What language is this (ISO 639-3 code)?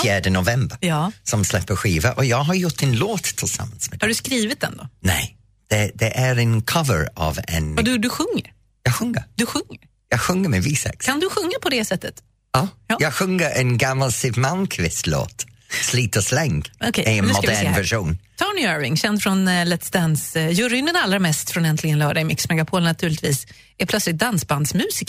swe